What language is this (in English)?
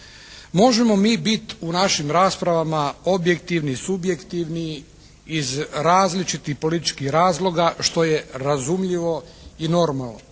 Croatian